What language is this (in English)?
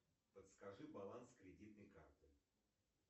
Russian